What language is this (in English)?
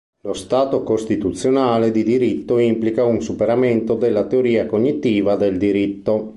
Italian